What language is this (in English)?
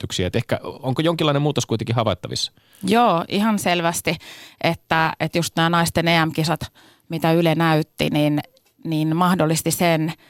Finnish